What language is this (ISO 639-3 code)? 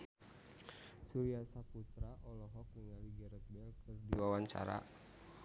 sun